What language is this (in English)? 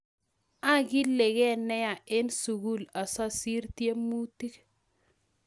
Kalenjin